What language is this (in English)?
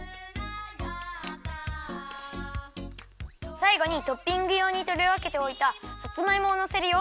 Japanese